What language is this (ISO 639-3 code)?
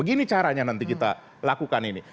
ind